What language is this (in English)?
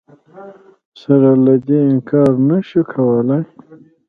Pashto